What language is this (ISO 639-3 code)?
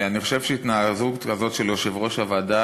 heb